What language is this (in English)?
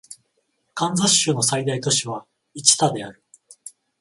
Japanese